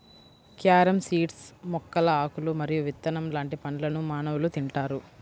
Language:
Telugu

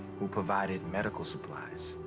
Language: English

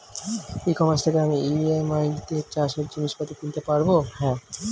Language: Bangla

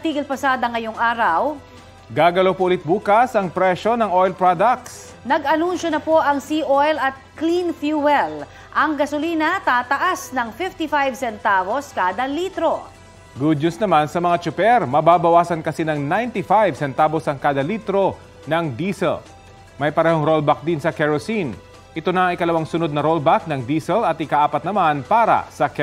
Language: Filipino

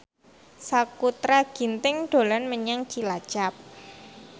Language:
Javanese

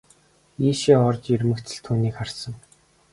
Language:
Mongolian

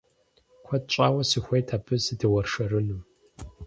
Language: Kabardian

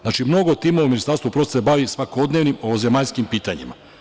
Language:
Serbian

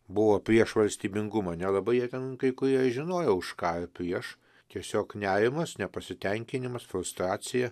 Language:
Lithuanian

